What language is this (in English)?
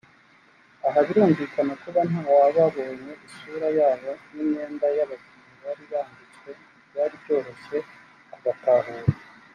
Kinyarwanda